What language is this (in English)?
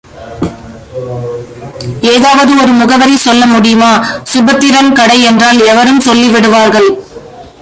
Tamil